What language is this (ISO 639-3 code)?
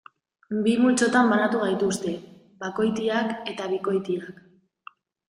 eus